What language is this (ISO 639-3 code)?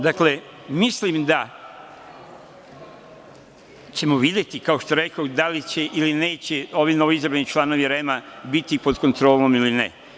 srp